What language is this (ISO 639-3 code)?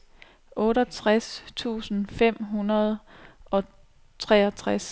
dan